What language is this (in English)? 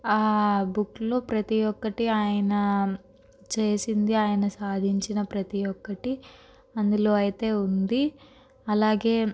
Telugu